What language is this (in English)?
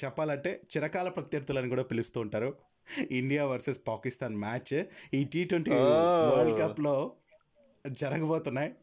Telugu